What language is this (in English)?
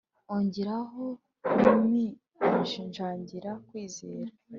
Kinyarwanda